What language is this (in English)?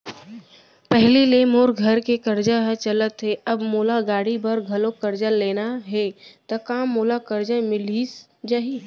Chhattisgarhi